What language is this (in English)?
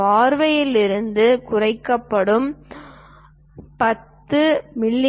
Tamil